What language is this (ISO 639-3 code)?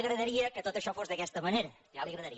cat